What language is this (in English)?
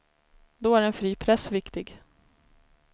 Swedish